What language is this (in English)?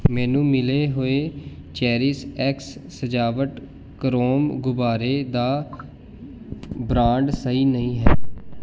Punjabi